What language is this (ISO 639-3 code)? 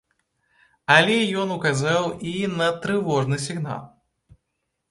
bel